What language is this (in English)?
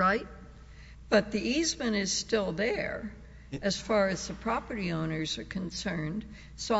English